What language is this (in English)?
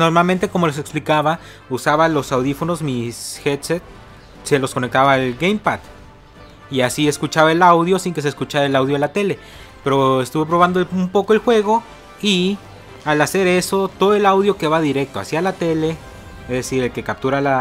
Spanish